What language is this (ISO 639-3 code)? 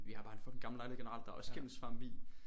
dan